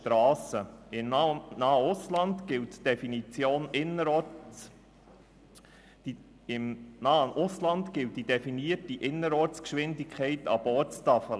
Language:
Swiss German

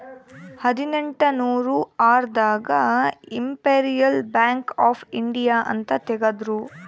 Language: Kannada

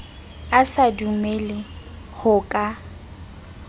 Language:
Southern Sotho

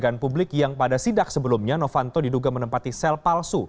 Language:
Indonesian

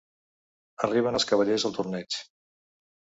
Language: Catalan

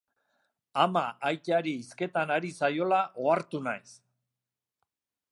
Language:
Basque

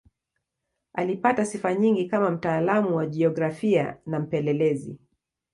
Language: Swahili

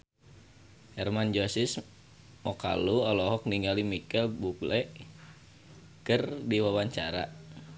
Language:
Sundanese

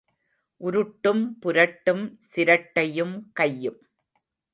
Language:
Tamil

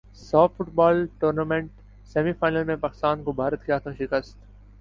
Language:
Urdu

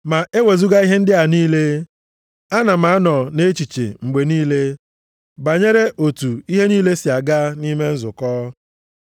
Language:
Igbo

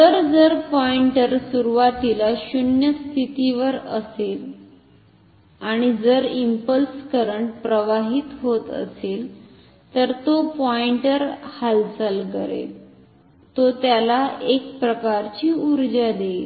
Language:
Marathi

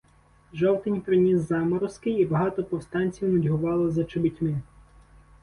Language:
Ukrainian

